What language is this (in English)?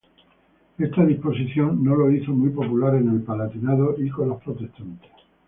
Spanish